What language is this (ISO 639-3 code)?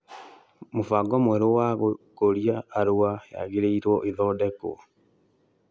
kik